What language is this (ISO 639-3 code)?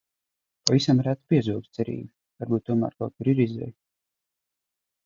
lav